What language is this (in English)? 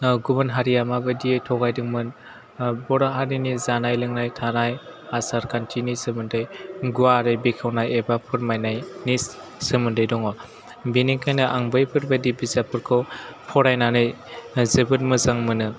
Bodo